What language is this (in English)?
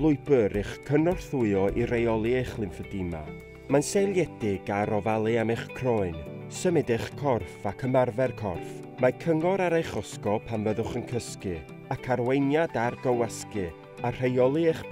Dutch